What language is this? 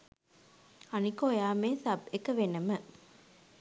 Sinhala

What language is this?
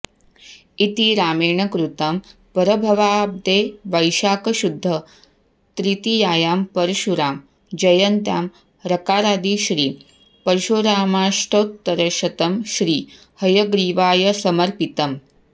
Sanskrit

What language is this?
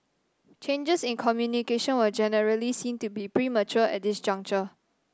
English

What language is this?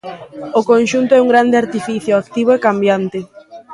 Galician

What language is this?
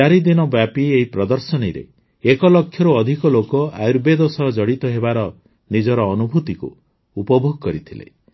Odia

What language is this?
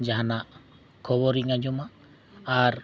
Santali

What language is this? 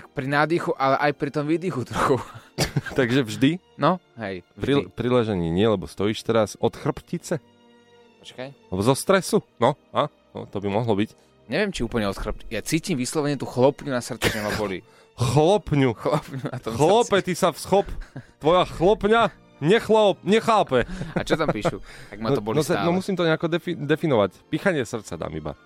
Slovak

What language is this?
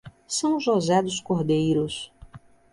Portuguese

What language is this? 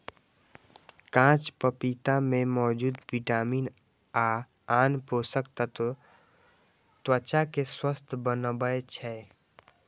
Maithili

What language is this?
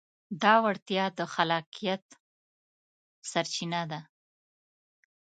Pashto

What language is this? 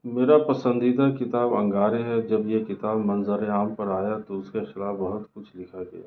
Urdu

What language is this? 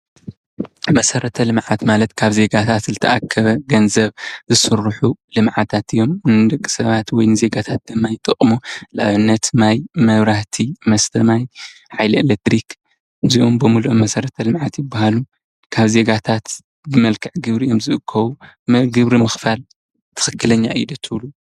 Tigrinya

